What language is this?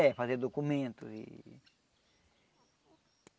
Portuguese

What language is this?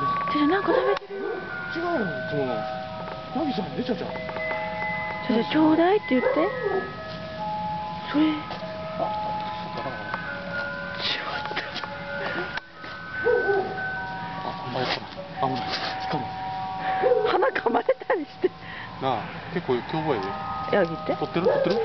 Japanese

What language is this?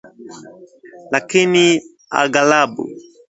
Swahili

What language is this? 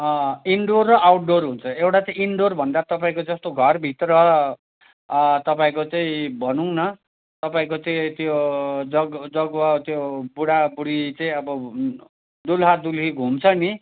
Nepali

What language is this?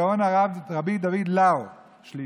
Hebrew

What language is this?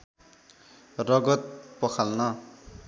Nepali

